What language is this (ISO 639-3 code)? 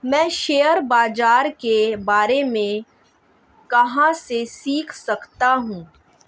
hin